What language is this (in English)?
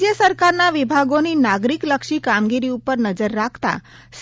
Gujarati